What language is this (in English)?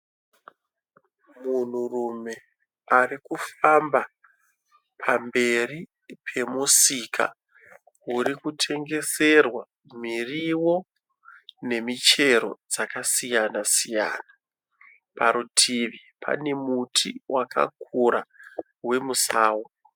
Shona